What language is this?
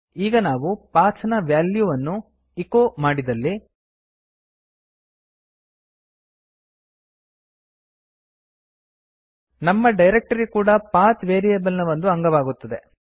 Kannada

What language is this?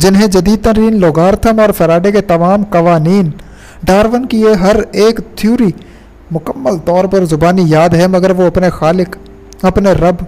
Urdu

